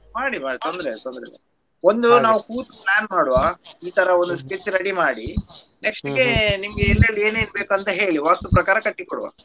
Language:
Kannada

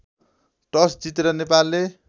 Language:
Nepali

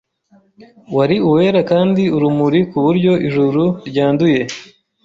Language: Kinyarwanda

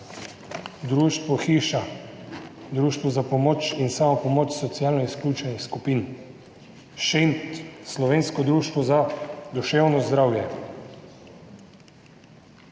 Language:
Slovenian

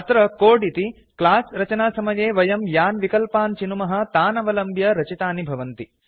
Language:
Sanskrit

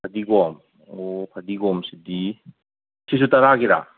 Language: Manipuri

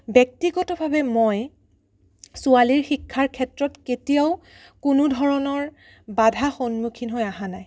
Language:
Assamese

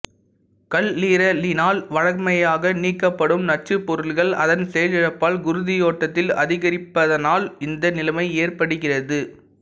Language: Tamil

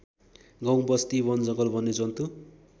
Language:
Nepali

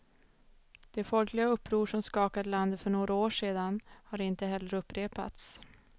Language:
Swedish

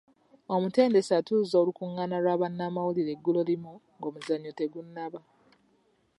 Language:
Ganda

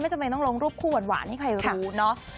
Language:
Thai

